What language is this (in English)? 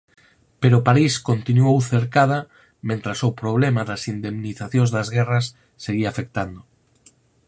Galician